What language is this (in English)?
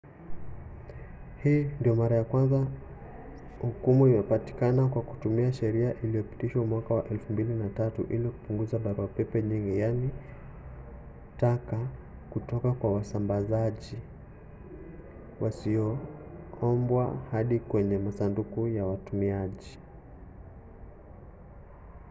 Swahili